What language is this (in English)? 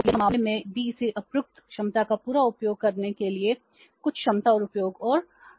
Hindi